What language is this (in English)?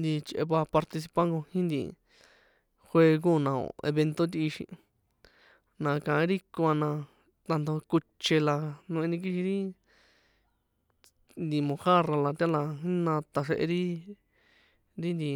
San Juan Atzingo Popoloca